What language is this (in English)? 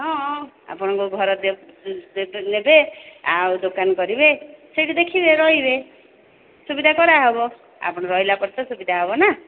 Odia